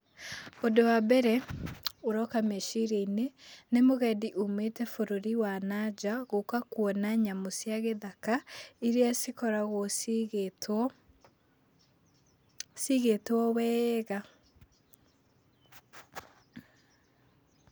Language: Kikuyu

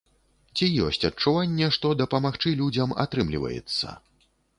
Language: Belarusian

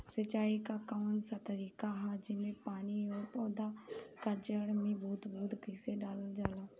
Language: Bhojpuri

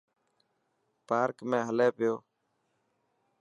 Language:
Dhatki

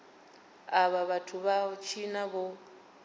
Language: Venda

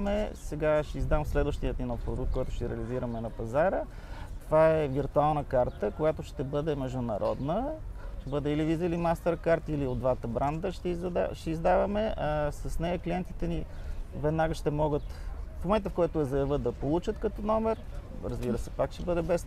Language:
Bulgarian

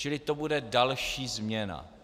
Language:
Czech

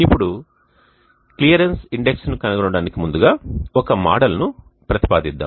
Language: Telugu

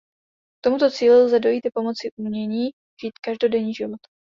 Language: Czech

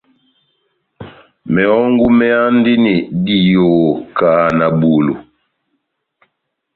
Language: Batanga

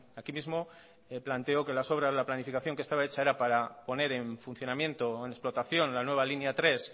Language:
Spanish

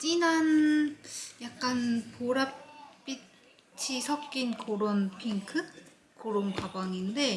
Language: Korean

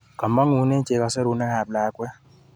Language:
Kalenjin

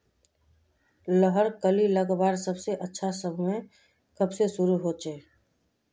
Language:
Magahi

